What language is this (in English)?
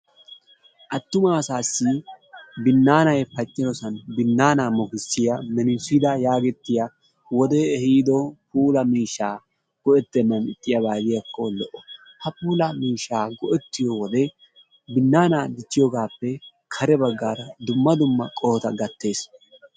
Wolaytta